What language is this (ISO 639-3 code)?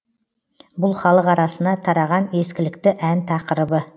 kaz